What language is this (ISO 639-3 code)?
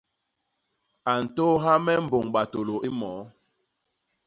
bas